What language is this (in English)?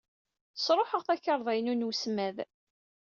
Kabyle